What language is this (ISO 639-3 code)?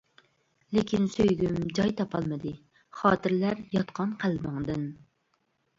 uig